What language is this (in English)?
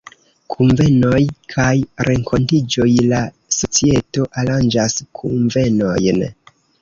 Esperanto